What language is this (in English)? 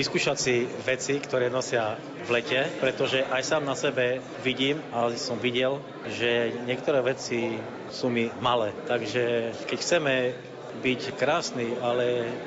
Slovak